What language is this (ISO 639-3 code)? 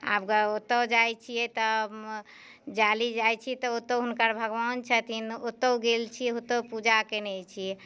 mai